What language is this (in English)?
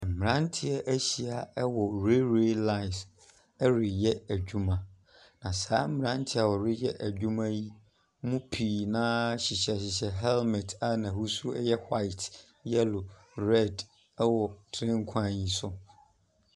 Akan